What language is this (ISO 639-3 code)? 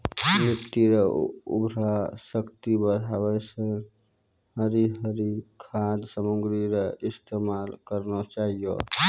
mai